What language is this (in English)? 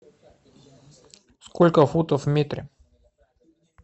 Russian